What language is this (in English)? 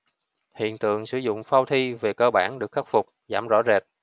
Vietnamese